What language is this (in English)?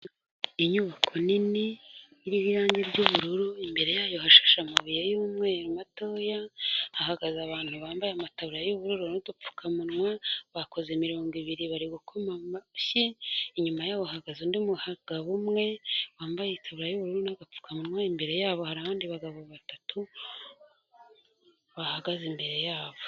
Kinyarwanda